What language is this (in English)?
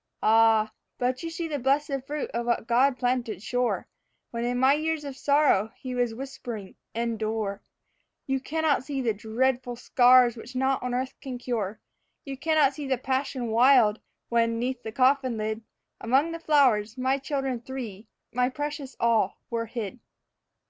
English